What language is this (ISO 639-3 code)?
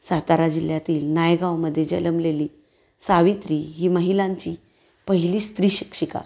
mar